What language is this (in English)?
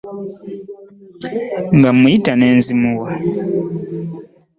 Ganda